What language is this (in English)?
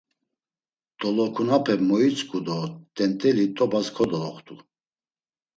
Laz